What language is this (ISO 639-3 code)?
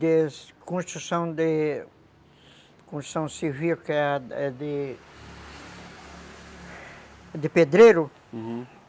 por